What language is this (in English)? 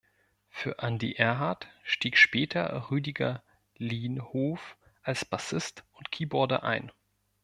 German